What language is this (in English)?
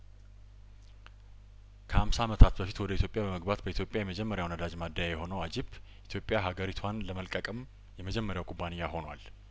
Amharic